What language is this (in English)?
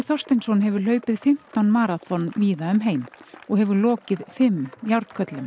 Icelandic